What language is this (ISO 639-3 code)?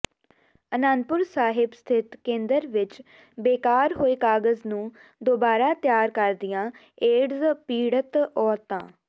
pan